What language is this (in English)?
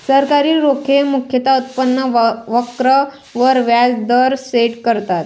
Marathi